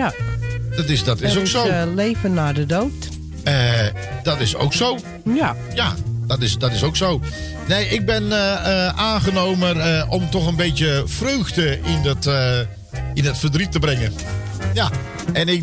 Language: Dutch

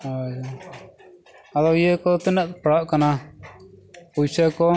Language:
Santali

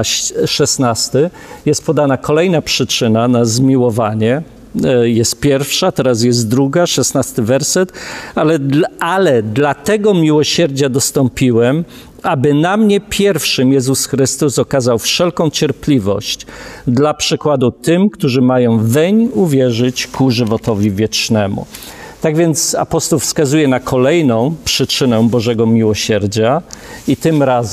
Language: Polish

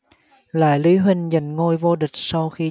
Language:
Vietnamese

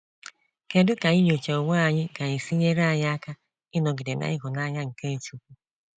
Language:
Igbo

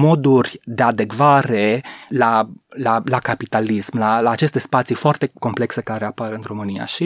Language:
Romanian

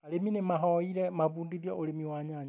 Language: Kikuyu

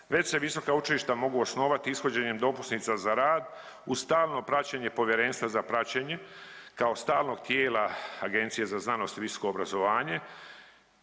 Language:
Croatian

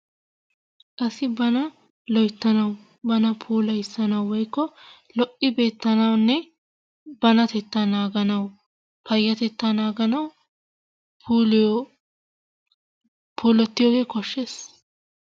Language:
Wolaytta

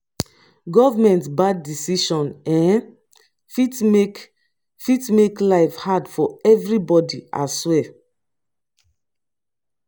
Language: Nigerian Pidgin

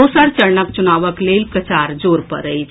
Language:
Maithili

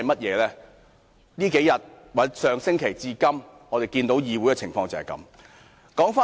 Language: Cantonese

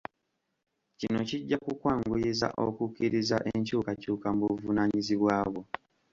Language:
Ganda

